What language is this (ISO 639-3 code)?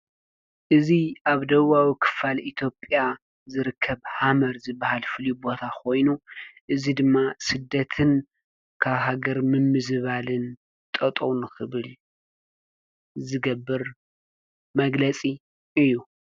tir